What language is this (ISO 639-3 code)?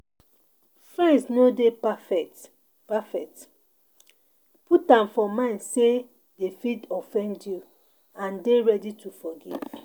pcm